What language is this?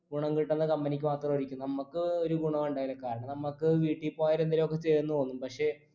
Malayalam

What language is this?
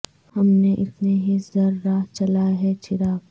Urdu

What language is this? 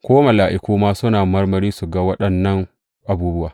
Hausa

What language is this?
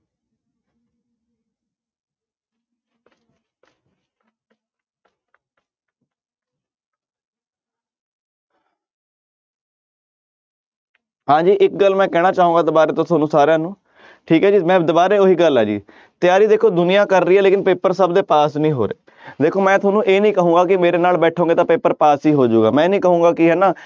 Punjabi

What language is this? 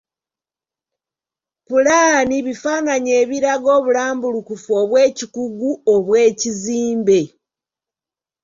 Ganda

